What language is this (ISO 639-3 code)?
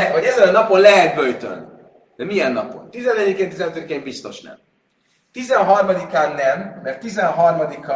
hun